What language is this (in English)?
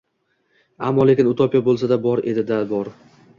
Uzbek